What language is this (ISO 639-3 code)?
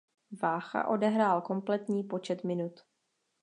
ces